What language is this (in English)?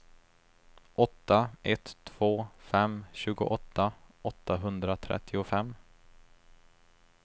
Swedish